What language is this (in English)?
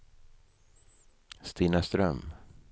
Swedish